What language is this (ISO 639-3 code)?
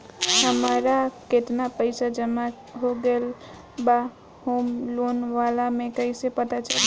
bho